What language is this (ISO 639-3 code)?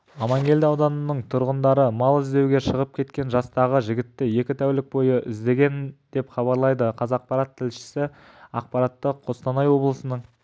kaz